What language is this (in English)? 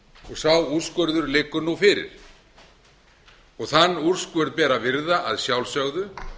Icelandic